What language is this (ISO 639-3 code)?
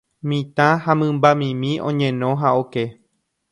grn